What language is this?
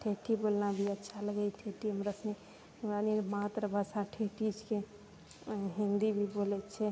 Maithili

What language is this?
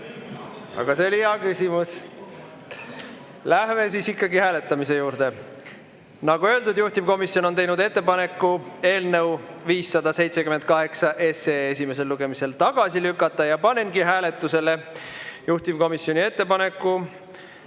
Estonian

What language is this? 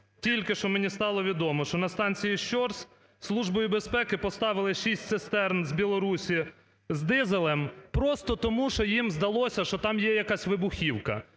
Ukrainian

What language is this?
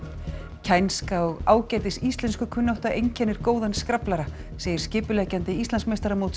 Icelandic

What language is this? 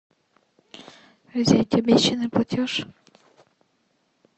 Russian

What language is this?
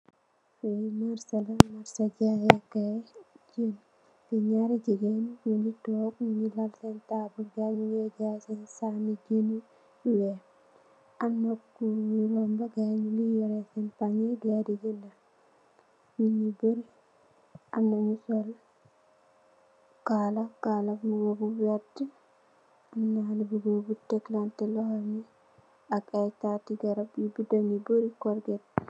Wolof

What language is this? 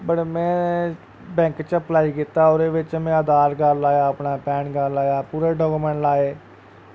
Dogri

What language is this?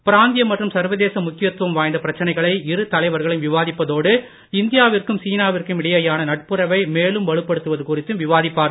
Tamil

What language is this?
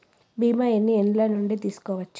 Telugu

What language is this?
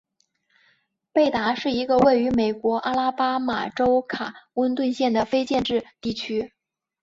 Chinese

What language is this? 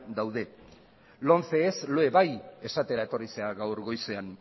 Basque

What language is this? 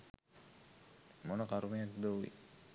Sinhala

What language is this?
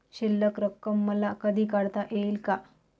Marathi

